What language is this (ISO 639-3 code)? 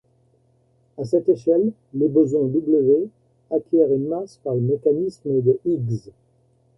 fra